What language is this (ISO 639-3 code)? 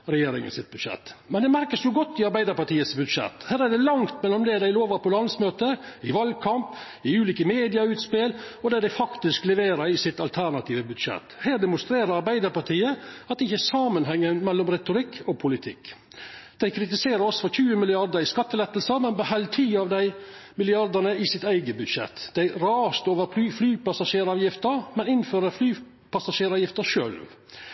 nno